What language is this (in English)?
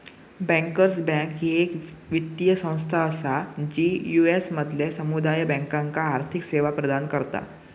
Marathi